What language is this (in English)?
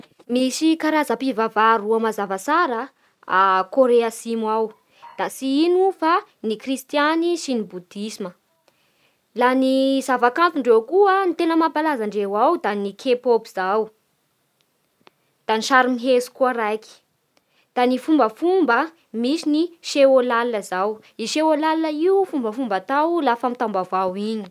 Bara Malagasy